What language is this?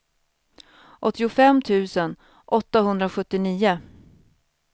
Swedish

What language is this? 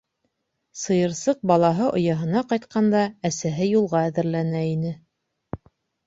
Bashkir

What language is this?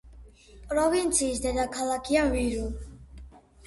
Georgian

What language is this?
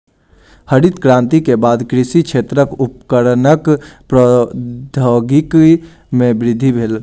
Maithili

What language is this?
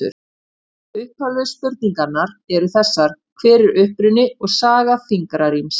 Icelandic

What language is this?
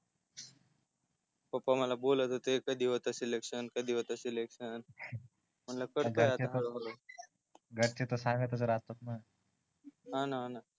Marathi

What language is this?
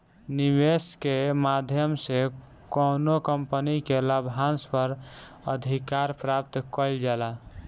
Bhojpuri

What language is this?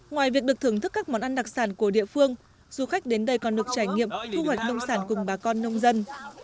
Vietnamese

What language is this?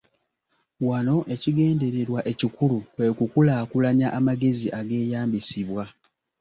Ganda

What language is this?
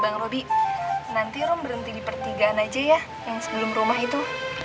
Indonesian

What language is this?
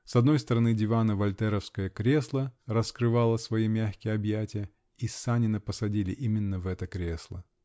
Russian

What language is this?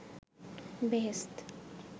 Bangla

